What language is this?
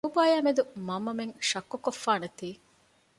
Divehi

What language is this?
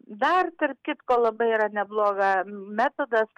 Lithuanian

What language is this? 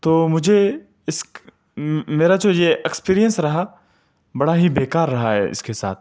Urdu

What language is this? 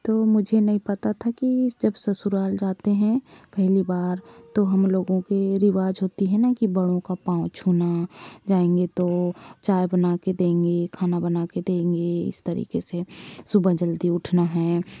Hindi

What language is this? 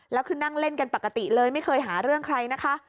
Thai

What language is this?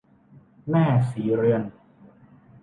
Thai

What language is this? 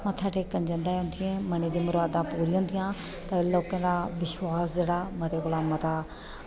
Dogri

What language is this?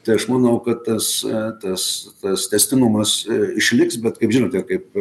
Lithuanian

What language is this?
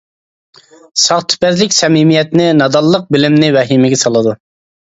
Uyghur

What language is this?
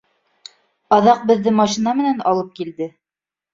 Bashkir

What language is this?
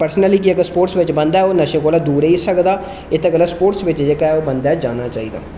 Dogri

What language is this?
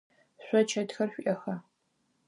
Adyghe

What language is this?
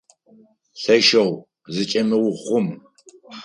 Adyghe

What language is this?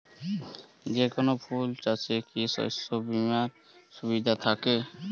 Bangla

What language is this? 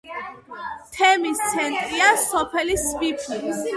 Georgian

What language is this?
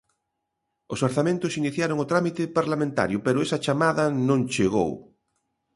Galician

